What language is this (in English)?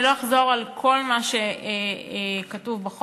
Hebrew